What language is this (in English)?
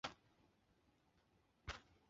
Chinese